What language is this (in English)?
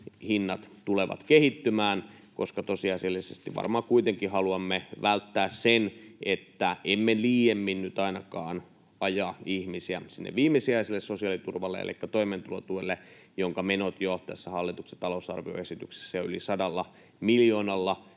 Finnish